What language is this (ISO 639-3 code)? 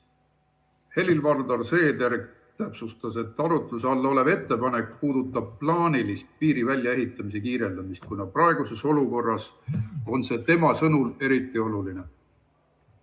est